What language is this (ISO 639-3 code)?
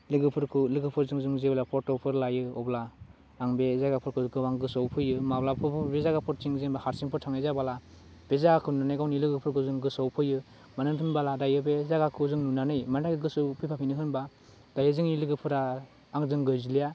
brx